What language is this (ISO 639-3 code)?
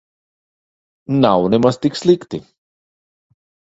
lav